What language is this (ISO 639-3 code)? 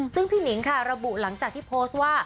tha